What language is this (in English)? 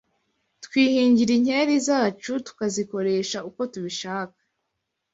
Kinyarwanda